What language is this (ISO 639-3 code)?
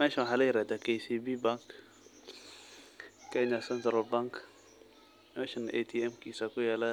som